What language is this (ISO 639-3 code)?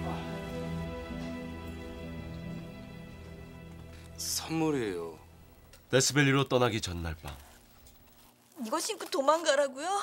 kor